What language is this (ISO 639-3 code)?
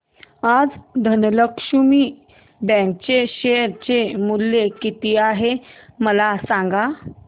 mar